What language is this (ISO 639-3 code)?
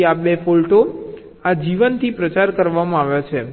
guj